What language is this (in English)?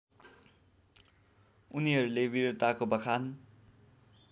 Nepali